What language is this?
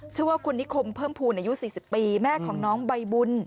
Thai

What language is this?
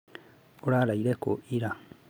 Kikuyu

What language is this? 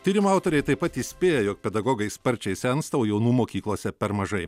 Lithuanian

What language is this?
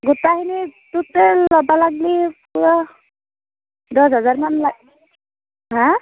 Assamese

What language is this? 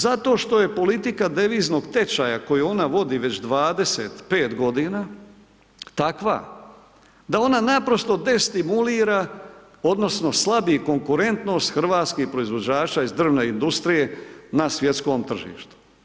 Croatian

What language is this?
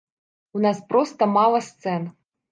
Belarusian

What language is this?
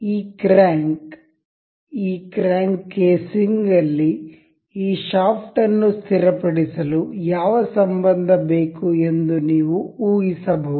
Kannada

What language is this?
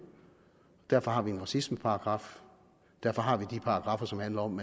Danish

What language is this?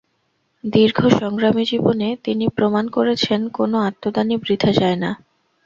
Bangla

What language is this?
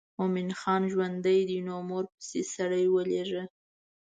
Pashto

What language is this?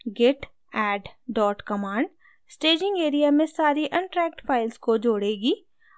Hindi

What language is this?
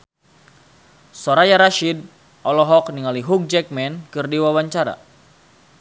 Sundanese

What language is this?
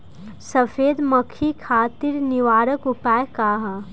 Bhojpuri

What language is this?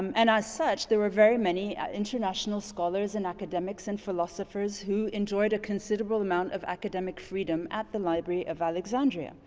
English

